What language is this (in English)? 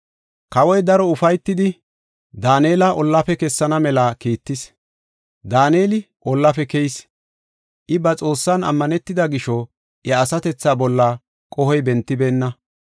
Gofa